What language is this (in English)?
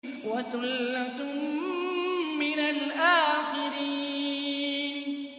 Arabic